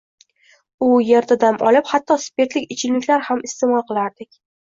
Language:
Uzbek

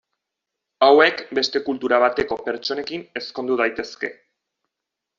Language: Basque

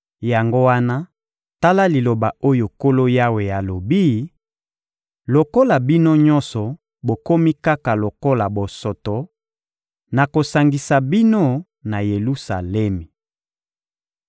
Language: Lingala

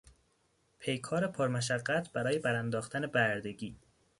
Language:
Persian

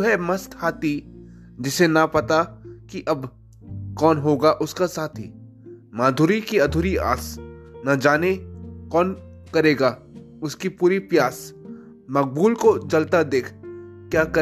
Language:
Hindi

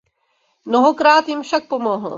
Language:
Czech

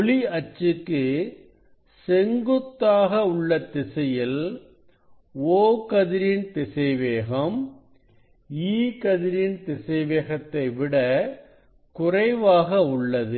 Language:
Tamil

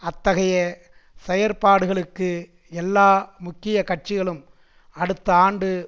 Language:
Tamil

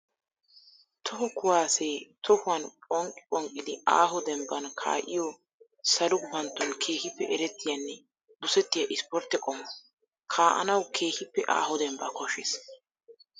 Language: Wolaytta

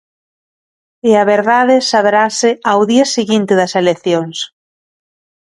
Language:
Galician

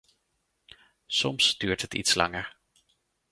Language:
Dutch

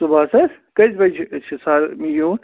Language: Kashmiri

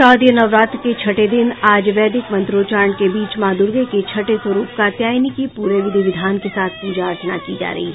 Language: Hindi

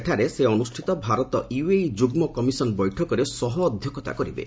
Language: Odia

